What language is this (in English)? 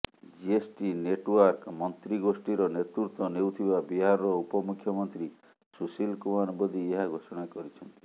Odia